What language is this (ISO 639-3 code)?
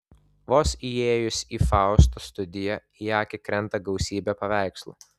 lit